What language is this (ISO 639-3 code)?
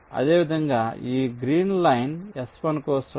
tel